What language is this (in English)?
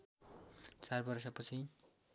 Nepali